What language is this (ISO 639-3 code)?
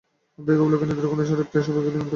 ben